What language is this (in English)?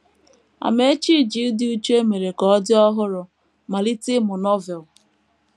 Igbo